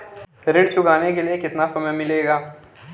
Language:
Hindi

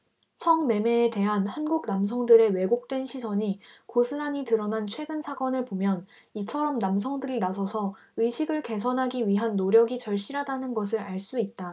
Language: Korean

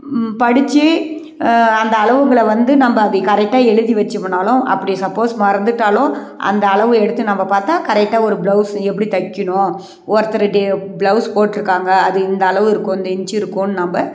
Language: Tamil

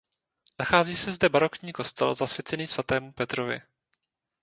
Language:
Czech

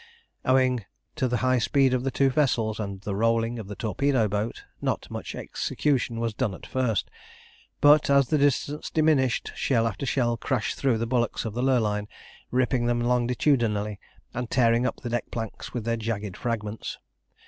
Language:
English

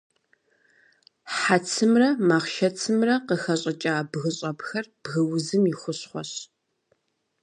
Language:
Kabardian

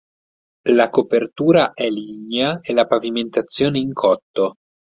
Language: Italian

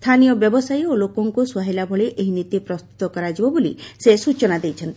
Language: Odia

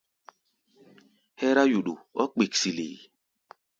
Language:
Gbaya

